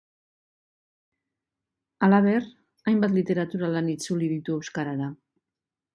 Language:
Basque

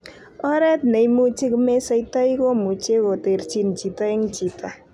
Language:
Kalenjin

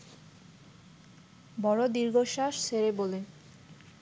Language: Bangla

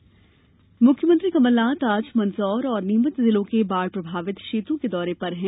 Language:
Hindi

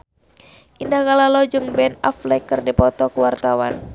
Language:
Sundanese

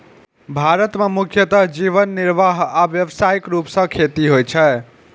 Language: Maithili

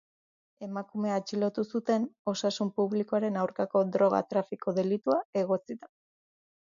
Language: Basque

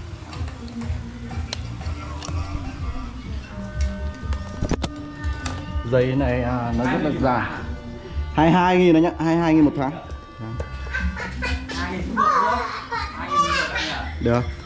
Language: Vietnamese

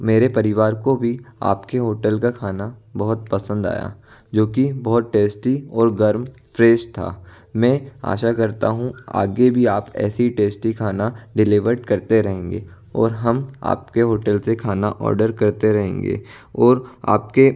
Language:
Hindi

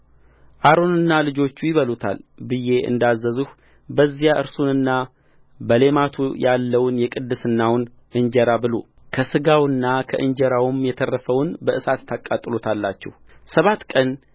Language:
Amharic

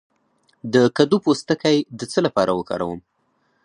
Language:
Pashto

